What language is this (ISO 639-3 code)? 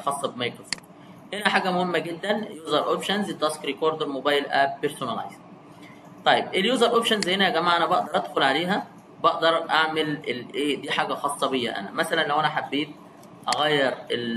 ara